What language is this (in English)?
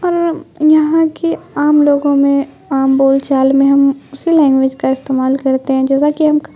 Urdu